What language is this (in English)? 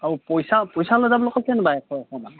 Assamese